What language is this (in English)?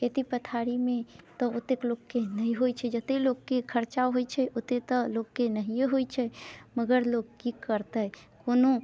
Maithili